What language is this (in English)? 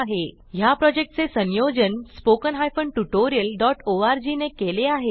Marathi